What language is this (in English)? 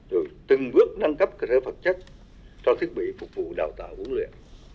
Vietnamese